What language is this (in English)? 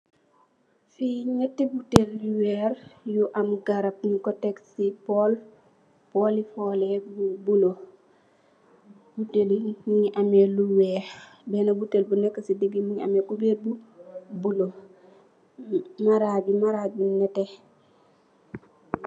Wolof